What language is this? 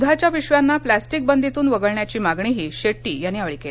Marathi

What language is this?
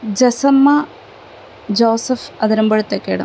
Malayalam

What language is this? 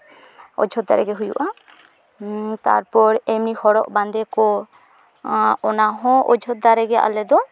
Santali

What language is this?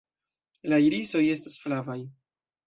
Esperanto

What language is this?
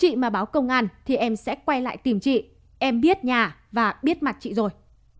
Vietnamese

